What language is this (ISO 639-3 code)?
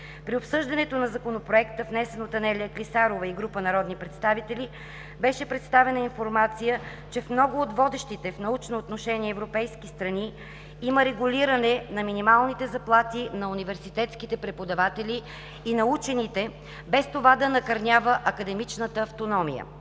bul